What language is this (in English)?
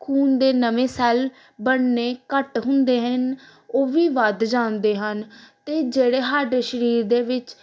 Punjabi